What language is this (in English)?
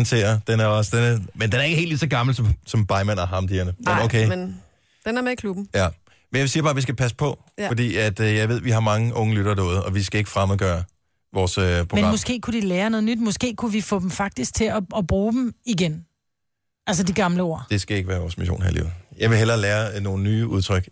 Danish